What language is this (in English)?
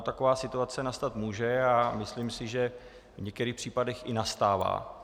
Czech